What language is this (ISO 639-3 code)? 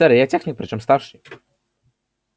rus